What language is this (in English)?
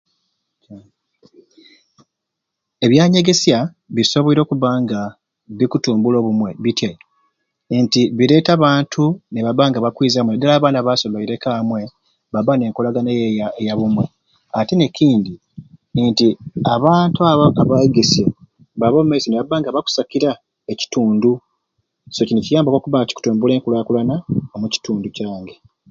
Ruuli